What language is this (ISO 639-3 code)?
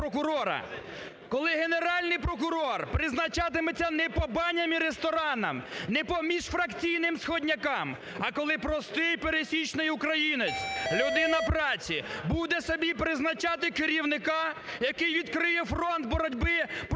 ukr